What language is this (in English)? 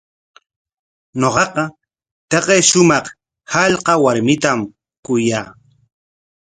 Corongo Ancash Quechua